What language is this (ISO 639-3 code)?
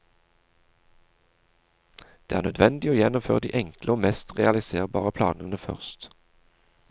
nor